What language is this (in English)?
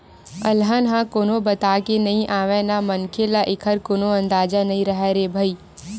Chhattisgarhi